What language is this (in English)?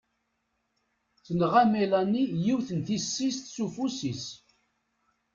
Kabyle